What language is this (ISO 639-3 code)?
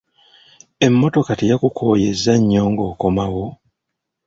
lug